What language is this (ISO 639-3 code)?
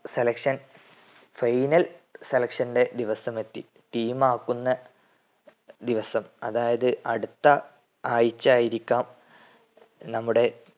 mal